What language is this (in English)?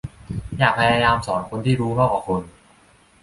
Thai